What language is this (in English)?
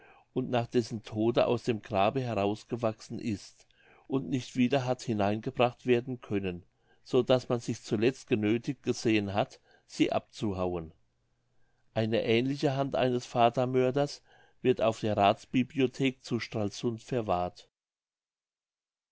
German